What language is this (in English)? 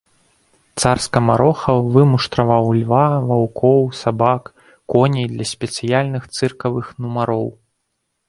Belarusian